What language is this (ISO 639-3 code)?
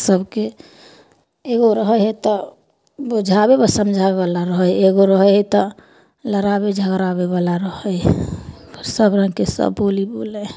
mai